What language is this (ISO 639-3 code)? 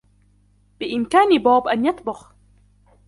ara